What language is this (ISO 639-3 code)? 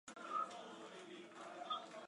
zho